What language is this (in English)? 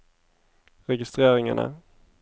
Norwegian